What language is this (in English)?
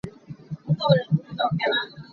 Hakha Chin